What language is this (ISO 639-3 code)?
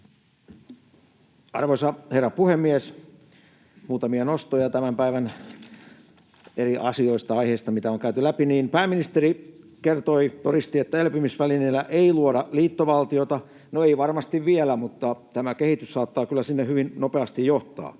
fin